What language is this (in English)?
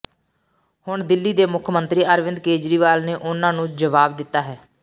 Punjabi